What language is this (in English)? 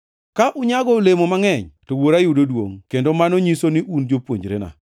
Luo (Kenya and Tanzania)